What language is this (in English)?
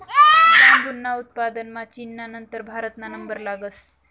Marathi